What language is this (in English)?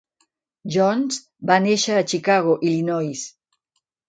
Catalan